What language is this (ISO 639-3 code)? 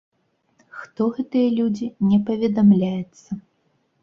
bel